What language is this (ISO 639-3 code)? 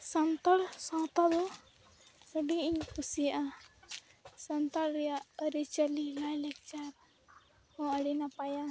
sat